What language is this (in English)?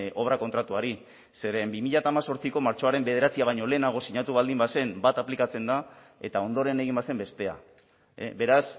Basque